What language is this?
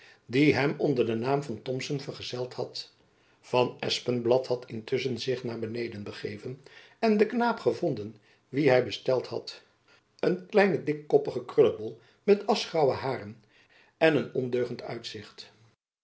Dutch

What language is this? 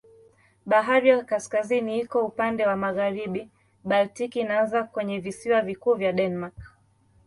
Swahili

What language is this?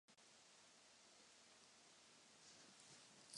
Czech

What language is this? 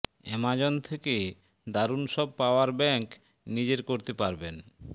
Bangla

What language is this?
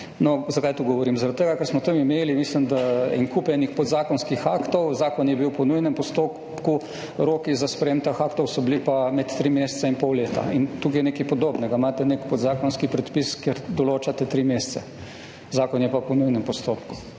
Slovenian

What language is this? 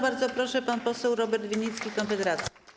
Polish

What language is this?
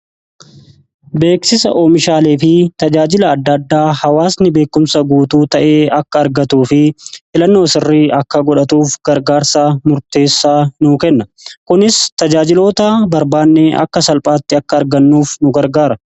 Oromo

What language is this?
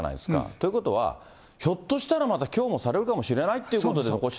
Japanese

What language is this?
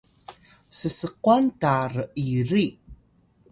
Atayal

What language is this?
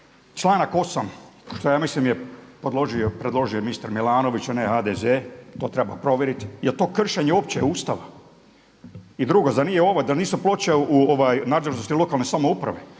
Croatian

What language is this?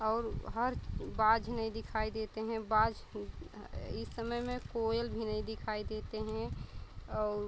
Hindi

